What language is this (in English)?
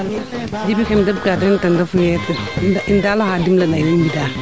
Serer